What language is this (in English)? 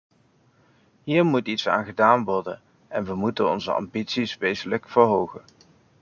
Dutch